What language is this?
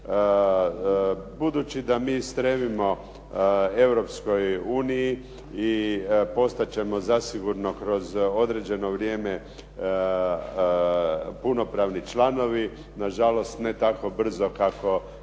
Croatian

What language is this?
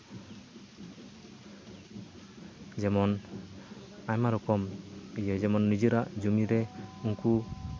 Santali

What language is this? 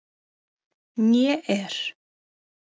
Icelandic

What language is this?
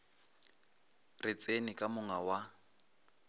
Northern Sotho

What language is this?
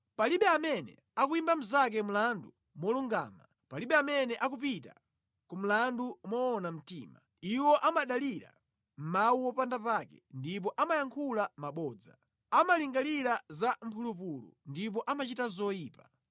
Nyanja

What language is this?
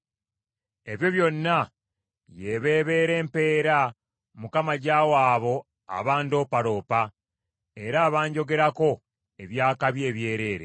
Ganda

